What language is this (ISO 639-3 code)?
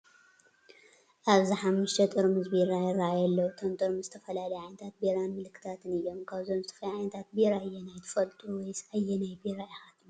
tir